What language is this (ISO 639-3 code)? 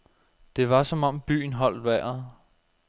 dan